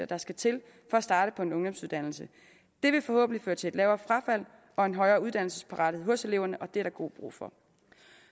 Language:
Danish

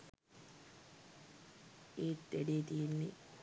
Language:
Sinhala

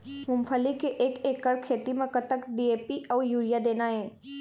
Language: Chhattisgarhi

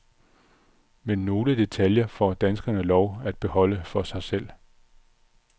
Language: Danish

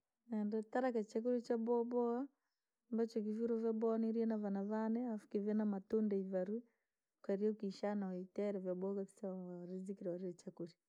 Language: Langi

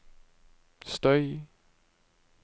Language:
Norwegian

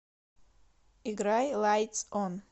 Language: Russian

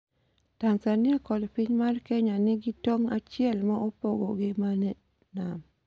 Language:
Luo (Kenya and Tanzania)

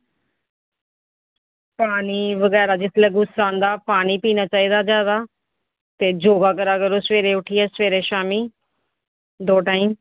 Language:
Dogri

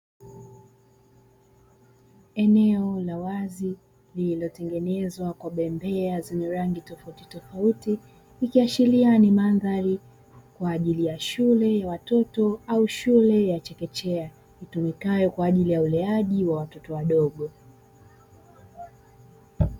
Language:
Swahili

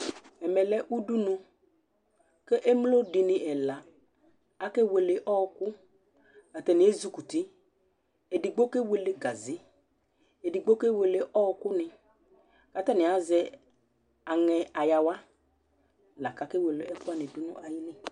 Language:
Ikposo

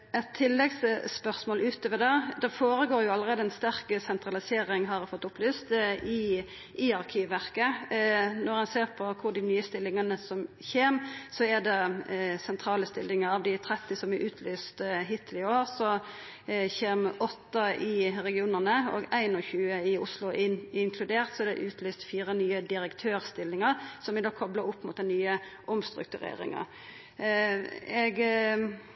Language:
Norwegian Nynorsk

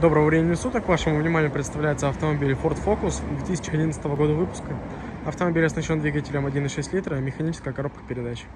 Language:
Russian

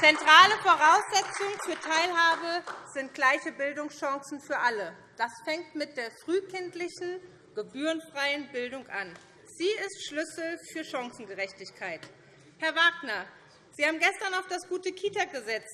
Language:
German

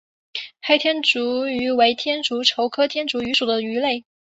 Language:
Chinese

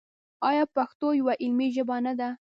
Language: Pashto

